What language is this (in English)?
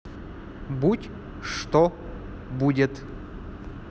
Russian